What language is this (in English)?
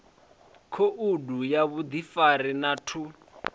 Venda